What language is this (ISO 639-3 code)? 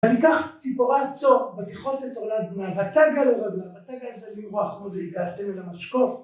heb